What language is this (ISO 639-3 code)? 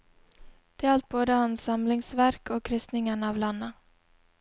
nor